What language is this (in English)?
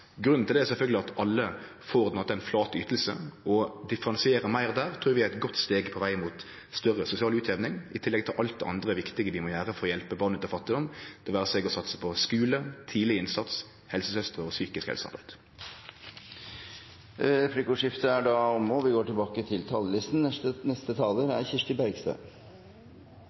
Norwegian